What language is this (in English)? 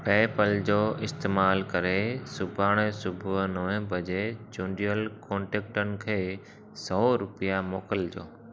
Sindhi